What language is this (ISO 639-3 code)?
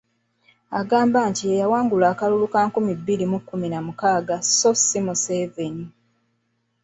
lug